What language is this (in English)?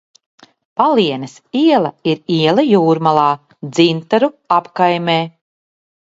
Latvian